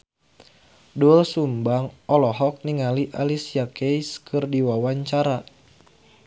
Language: Sundanese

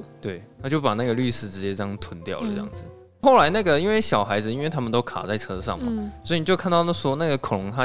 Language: Chinese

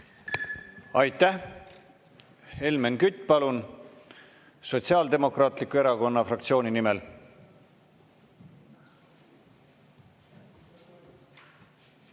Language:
Estonian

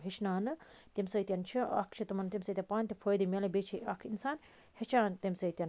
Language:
Kashmiri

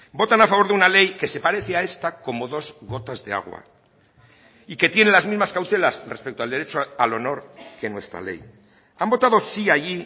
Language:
Spanish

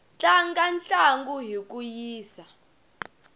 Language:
Tsonga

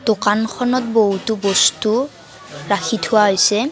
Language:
Assamese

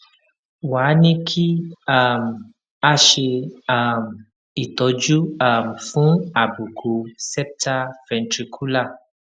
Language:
Yoruba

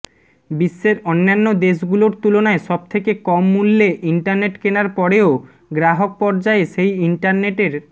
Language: Bangla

